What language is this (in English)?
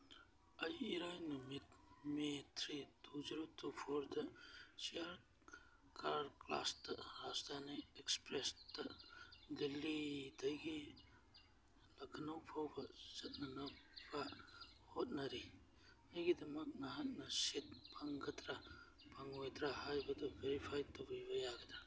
Manipuri